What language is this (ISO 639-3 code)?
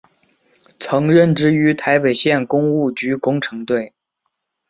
zho